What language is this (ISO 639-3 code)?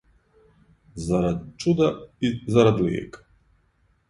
srp